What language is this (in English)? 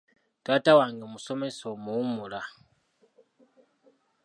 Ganda